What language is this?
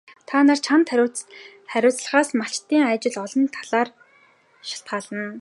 Mongolian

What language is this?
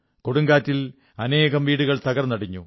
Malayalam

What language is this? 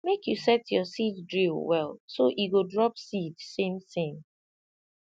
Nigerian Pidgin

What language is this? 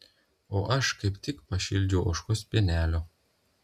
Lithuanian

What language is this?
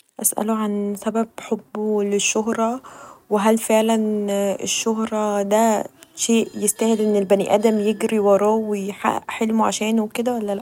Egyptian Arabic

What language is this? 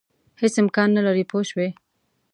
Pashto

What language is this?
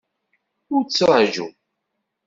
Kabyle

